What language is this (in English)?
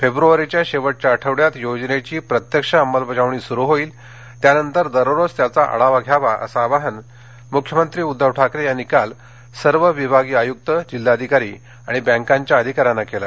Marathi